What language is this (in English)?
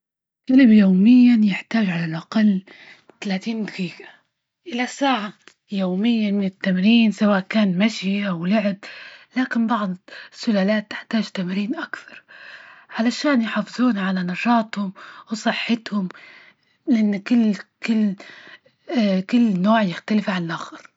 Libyan Arabic